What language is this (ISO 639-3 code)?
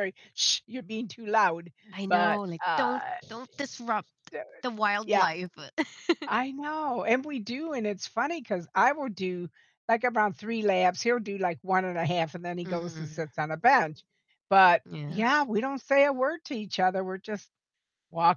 eng